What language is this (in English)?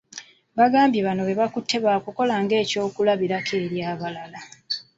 Ganda